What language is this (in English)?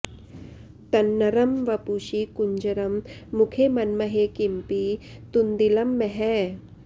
Sanskrit